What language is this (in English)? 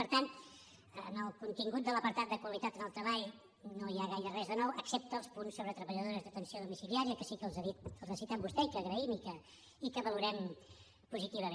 Catalan